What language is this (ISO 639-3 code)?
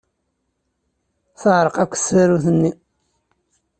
kab